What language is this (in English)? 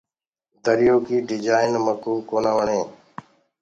Gurgula